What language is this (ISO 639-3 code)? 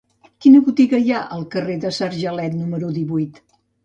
cat